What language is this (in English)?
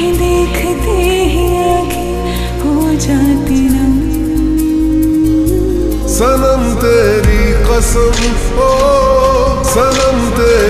Arabic